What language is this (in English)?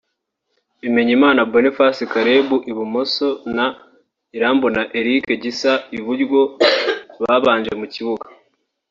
Kinyarwanda